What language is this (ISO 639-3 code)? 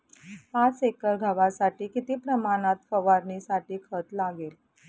mar